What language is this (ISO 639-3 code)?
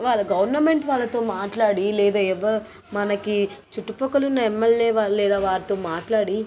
tel